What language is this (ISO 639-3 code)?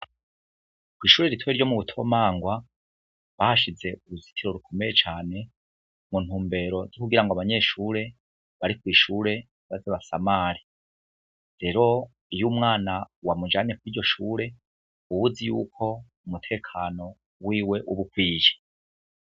run